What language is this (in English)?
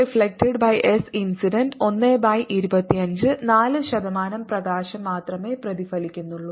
Malayalam